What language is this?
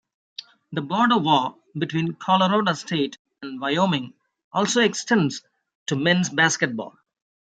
English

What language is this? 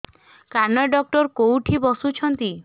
Odia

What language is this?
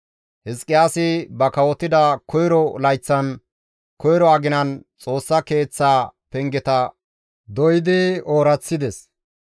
Gamo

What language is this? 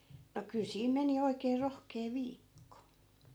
Finnish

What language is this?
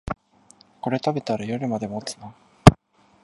Japanese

